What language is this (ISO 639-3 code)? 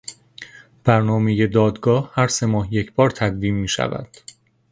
fas